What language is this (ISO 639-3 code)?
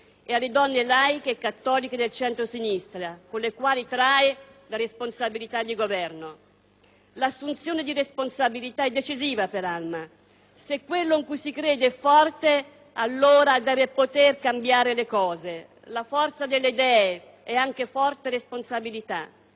ita